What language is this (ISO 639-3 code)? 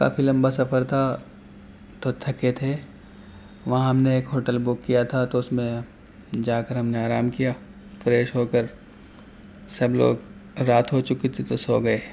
urd